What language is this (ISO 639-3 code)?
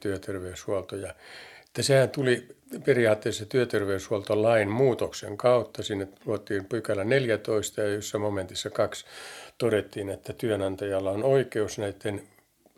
fin